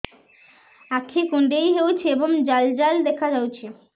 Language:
Odia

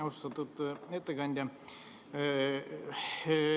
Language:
Estonian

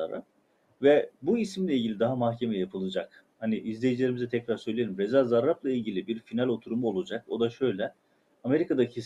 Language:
Turkish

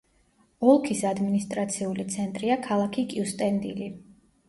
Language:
Georgian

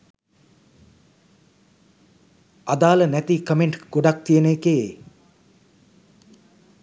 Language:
Sinhala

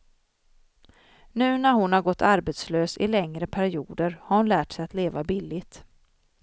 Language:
Swedish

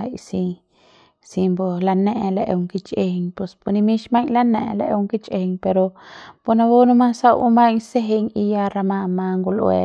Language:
Central Pame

